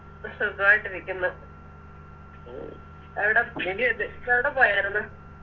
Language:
Malayalam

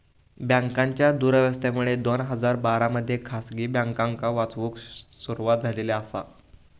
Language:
Marathi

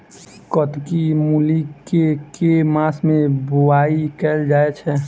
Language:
Maithili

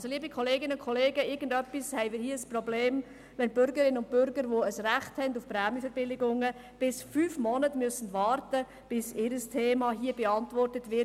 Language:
Swiss German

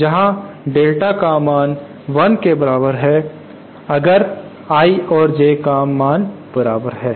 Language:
Hindi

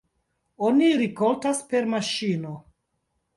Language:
Esperanto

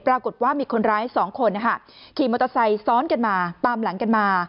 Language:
Thai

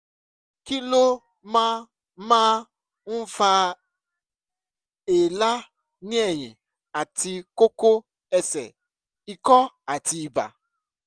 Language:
Yoruba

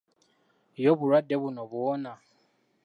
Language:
Ganda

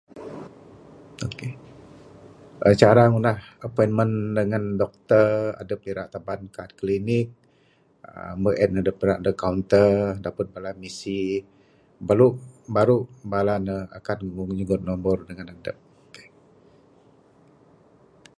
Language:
Bukar-Sadung Bidayuh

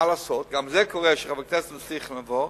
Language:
Hebrew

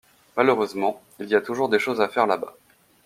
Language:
French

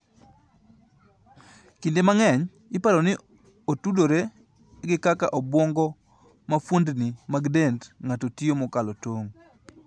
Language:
Luo (Kenya and Tanzania)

